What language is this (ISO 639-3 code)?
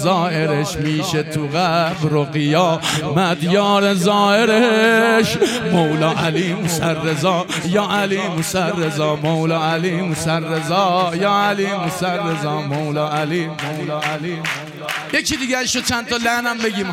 fas